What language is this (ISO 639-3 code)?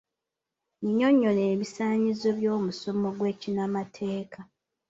lug